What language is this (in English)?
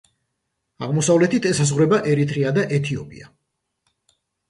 Georgian